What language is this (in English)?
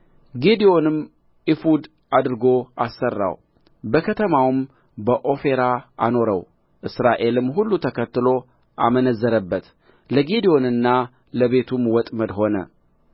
Amharic